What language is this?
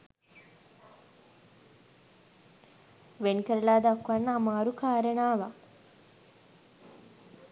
Sinhala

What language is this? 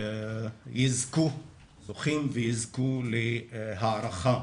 Hebrew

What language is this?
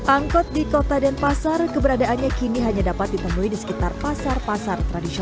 Indonesian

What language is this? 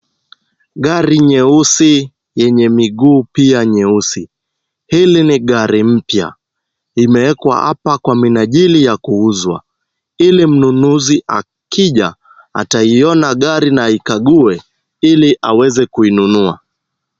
Swahili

